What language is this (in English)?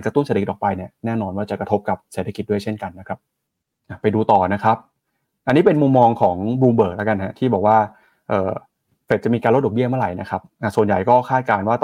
Thai